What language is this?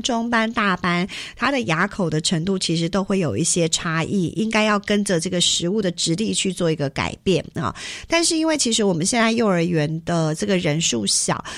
Chinese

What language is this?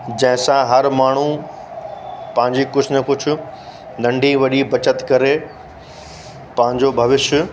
Sindhi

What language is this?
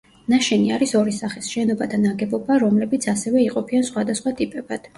Georgian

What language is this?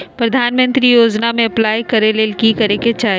Magahi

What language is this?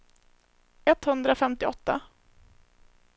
Swedish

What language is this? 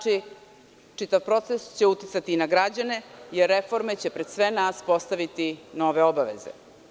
Serbian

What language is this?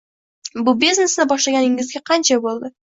Uzbek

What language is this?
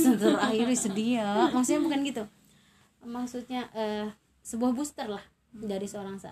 Indonesian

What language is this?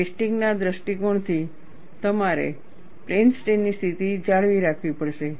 Gujarati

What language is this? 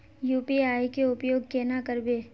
Magahi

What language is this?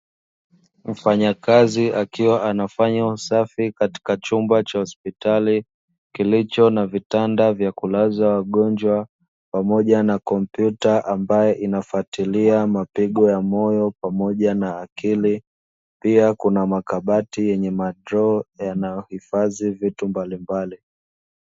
Swahili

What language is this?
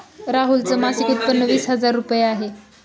Marathi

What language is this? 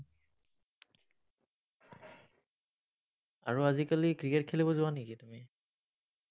Assamese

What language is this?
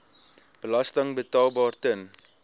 Afrikaans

